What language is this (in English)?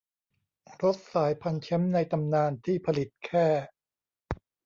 Thai